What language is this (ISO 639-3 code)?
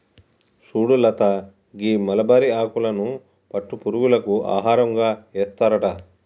tel